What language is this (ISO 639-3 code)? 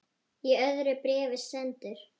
isl